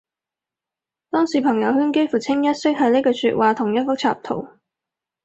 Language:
Cantonese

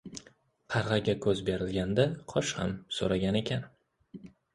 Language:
Uzbek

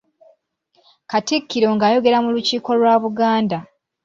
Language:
Ganda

